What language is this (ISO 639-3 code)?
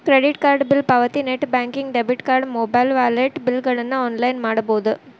kan